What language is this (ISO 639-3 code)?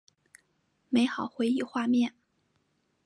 zho